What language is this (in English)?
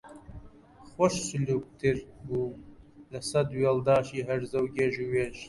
Central Kurdish